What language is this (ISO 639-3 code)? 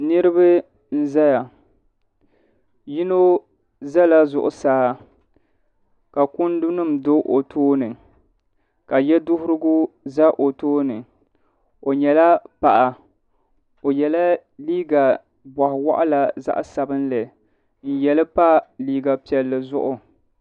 dag